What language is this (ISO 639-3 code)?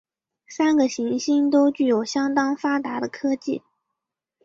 zho